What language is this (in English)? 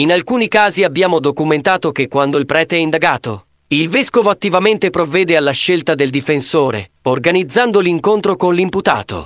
Italian